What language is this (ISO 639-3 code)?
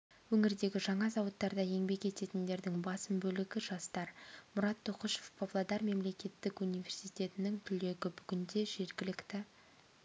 kaz